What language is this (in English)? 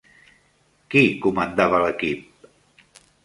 Catalan